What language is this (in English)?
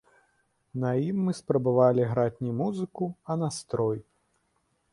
Belarusian